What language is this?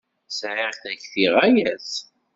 Kabyle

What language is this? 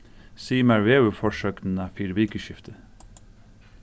Faroese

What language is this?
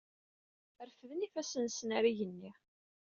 Kabyle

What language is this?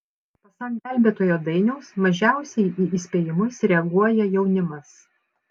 Lithuanian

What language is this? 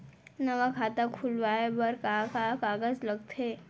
Chhattisgarhi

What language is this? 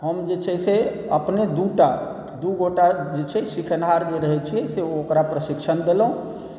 Maithili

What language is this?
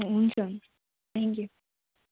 Nepali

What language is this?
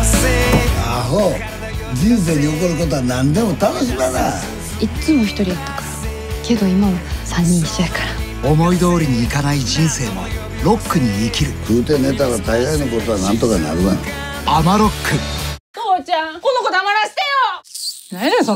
Japanese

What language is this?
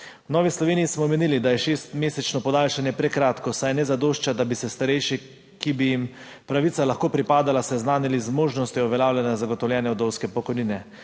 Slovenian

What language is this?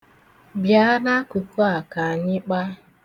Igbo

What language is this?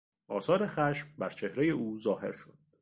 Persian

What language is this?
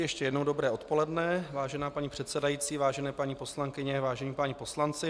Czech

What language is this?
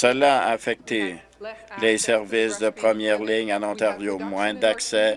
French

